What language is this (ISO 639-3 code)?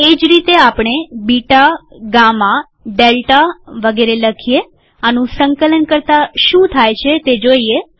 guj